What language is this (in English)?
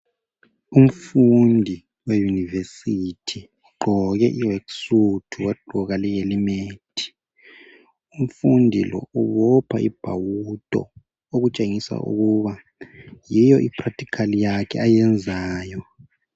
North Ndebele